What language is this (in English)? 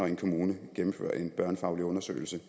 Danish